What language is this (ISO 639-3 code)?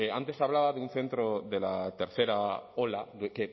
spa